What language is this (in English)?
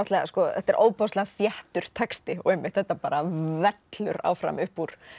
Icelandic